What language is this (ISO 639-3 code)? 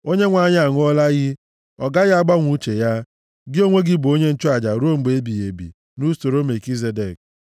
ibo